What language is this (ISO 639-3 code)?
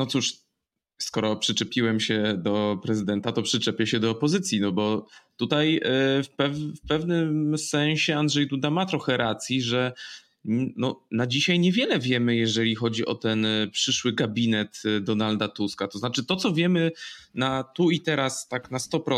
pol